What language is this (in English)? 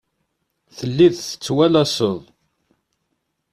Kabyle